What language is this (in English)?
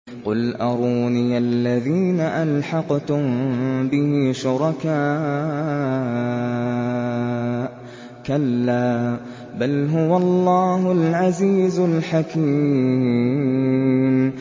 Arabic